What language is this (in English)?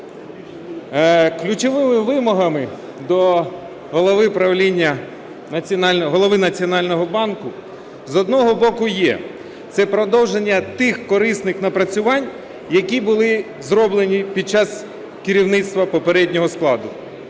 Ukrainian